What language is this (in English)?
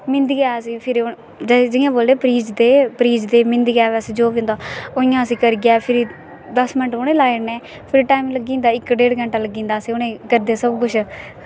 Dogri